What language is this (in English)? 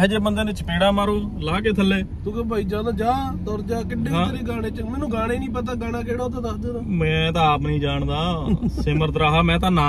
Hindi